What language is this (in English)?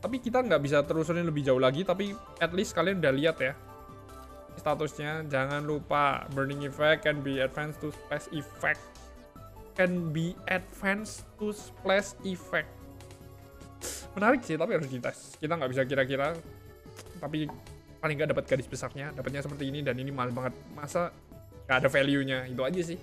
Indonesian